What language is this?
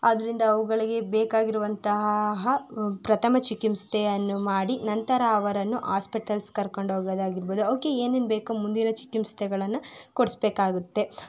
Kannada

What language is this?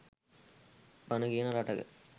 Sinhala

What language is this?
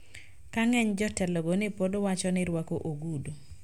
Luo (Kenya and Tanzania)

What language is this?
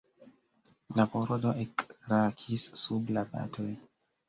Esperanto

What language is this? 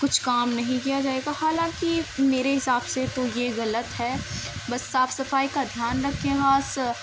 Urdu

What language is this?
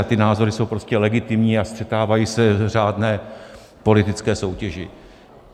Czech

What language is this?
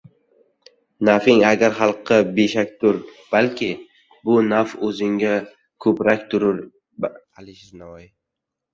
Uzbek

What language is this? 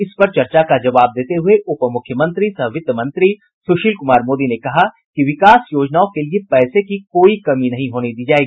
Hindi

